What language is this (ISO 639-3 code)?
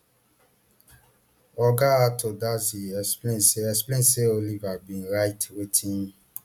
pcm